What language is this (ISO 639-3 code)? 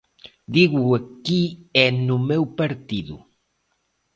glg